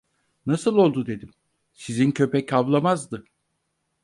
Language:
Turkish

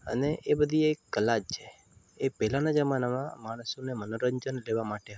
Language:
Gujarati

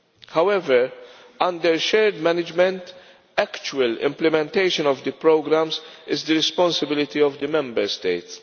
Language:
English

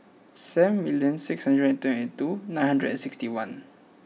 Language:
English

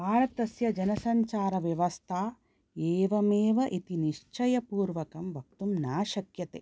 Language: Sanskrit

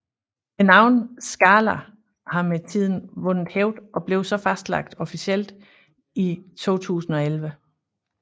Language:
Danish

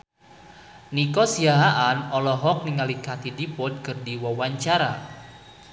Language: Sundanese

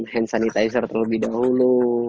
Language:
Indonesian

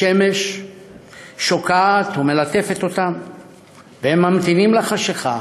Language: Hebrew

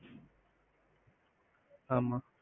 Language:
Tamil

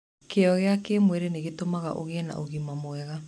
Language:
Kikuyu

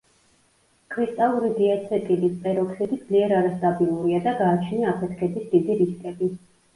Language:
Georgian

